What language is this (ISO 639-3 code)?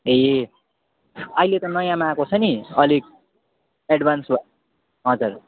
nep